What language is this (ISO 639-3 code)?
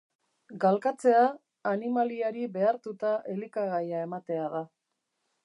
eus